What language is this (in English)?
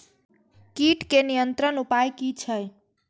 Maithili